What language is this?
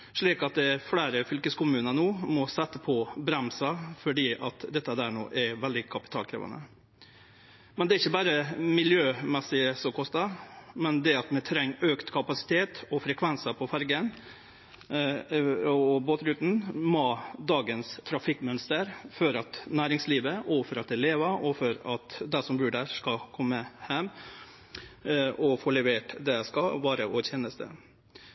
Norwegian Nynorsk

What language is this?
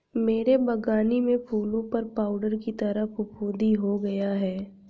Hindi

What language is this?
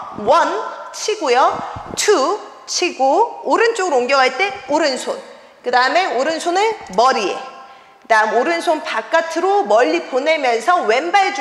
Korean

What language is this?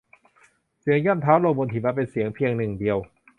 Thai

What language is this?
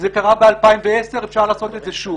Hebrew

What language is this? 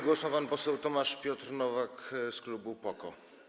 Polish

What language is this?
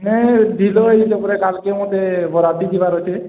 Odia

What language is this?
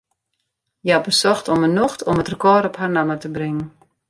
Western Frisian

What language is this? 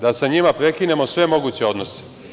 Serbian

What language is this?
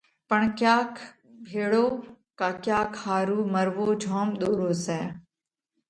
Parkari Koli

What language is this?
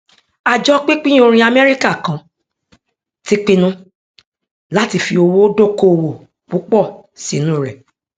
Yoruba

